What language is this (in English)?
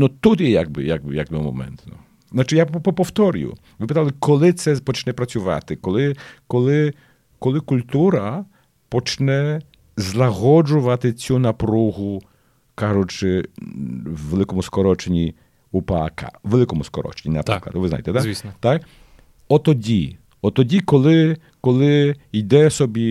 Ukrainian